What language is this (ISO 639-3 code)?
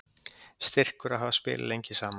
isl